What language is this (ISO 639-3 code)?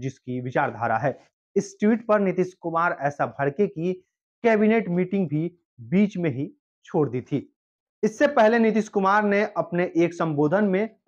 hin